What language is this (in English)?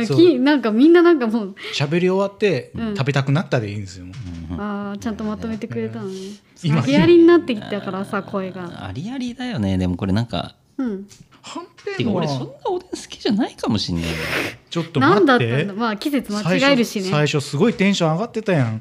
Japanese